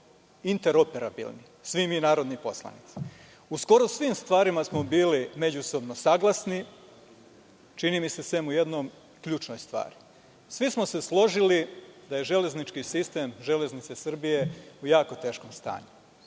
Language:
Serbian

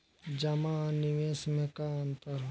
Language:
Bhojpuri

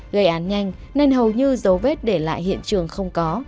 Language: Vietnamese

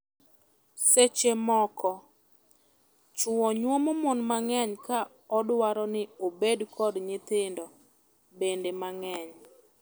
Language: Luo (Kenya and Tanzania)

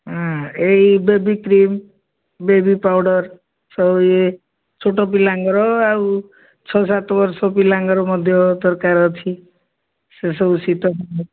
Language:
Odia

